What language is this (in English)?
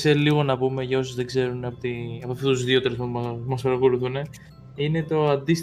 Greek